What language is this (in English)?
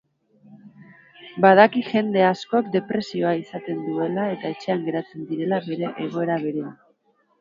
Basque